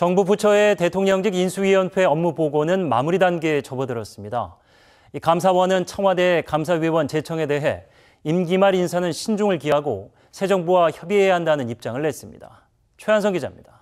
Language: Korean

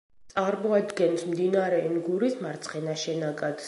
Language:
Georgian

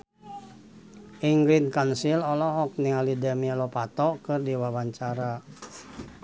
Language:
Sundanese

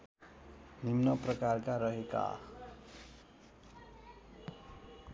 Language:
Nepali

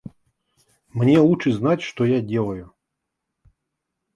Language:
Russian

